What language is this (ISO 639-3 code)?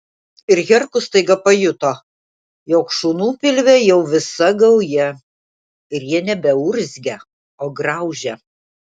lit